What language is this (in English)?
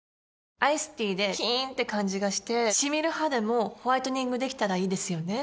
Japanese